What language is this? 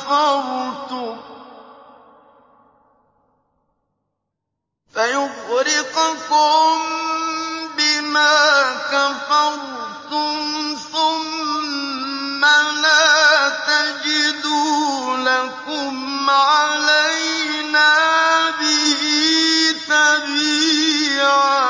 Arabic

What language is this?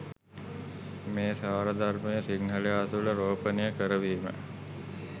Sinhala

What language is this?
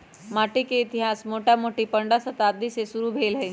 Magahi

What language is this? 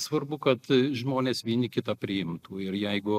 Lithuanian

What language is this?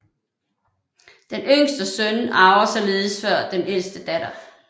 Danish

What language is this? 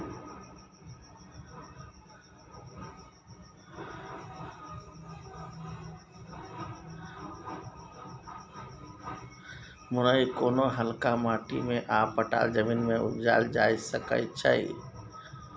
Maithili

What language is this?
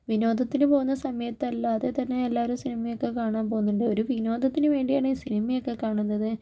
Malayalam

